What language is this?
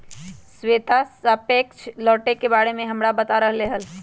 Magahi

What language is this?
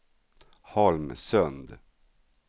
Swedish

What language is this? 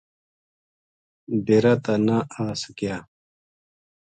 Gujari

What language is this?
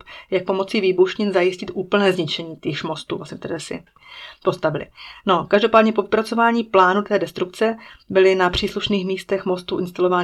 Czech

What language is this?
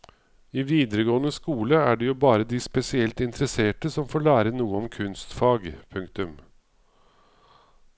Norwegian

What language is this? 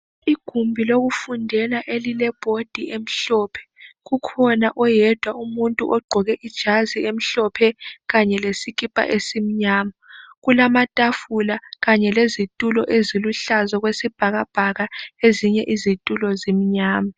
North Ndebele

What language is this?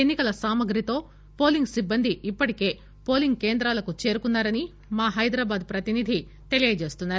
Telugu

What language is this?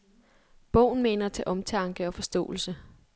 Danish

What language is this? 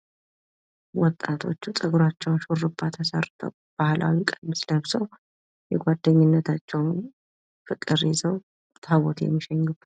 Amharic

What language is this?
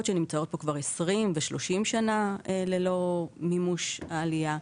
Hebrew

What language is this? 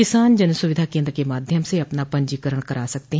Hindi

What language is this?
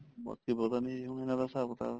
Punjabi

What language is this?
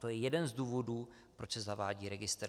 Czech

